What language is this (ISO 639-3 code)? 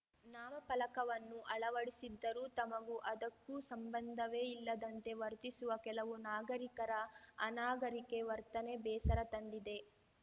kan